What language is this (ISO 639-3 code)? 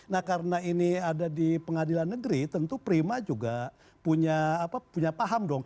ind